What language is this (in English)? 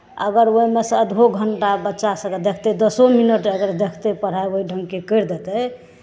Maithili